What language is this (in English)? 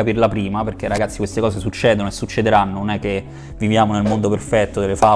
Italian